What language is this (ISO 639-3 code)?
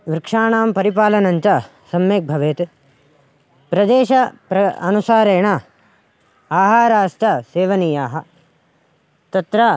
san